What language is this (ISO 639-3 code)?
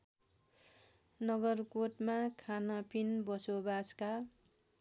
nep